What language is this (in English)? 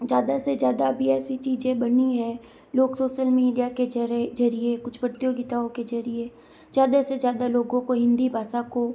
Hindi